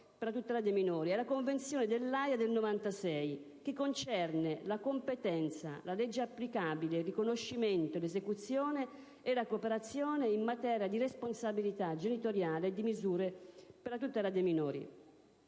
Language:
Italian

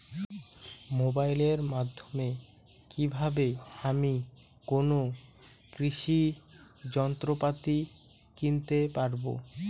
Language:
Bangla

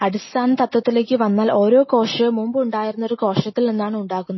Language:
Malayalam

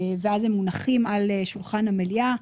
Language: Hebrew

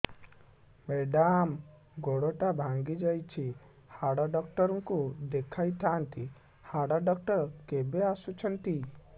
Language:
Odia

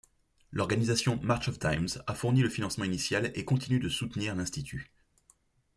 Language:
French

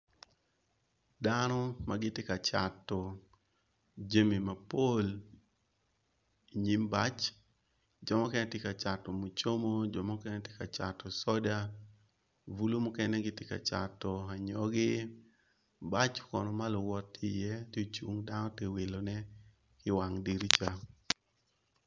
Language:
Acoli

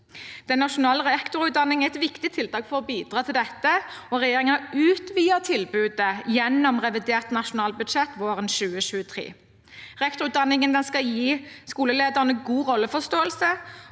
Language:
Norwegian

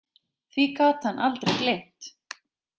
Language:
Icelandic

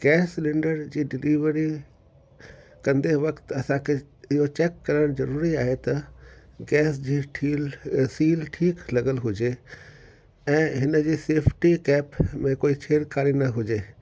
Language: Sindhi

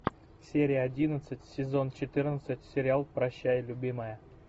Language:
Russian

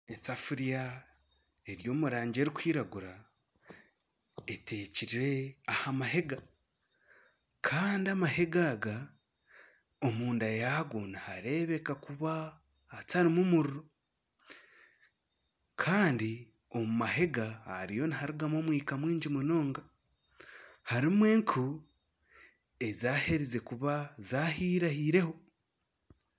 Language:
Nyankole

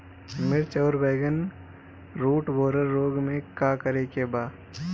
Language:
Bhojpuri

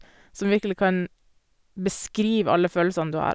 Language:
Norwegian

